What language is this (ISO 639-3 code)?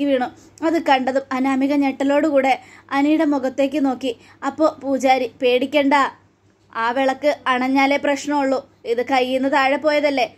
mal